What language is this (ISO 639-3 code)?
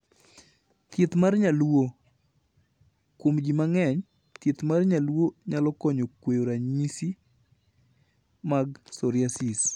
luo